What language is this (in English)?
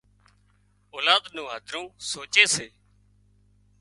Wadiyara Koli